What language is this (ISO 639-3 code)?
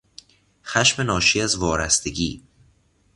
fas